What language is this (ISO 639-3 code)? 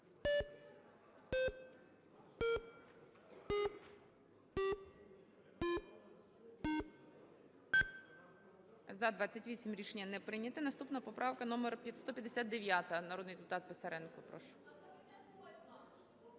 ukr